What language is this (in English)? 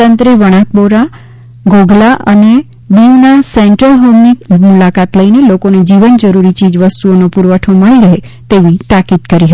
Gujarati